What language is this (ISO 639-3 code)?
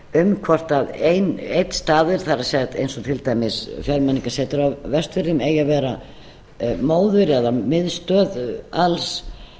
isl